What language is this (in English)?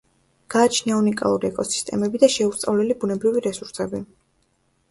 Georgian